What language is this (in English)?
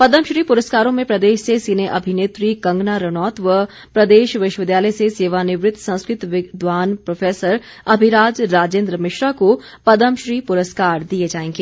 Hindi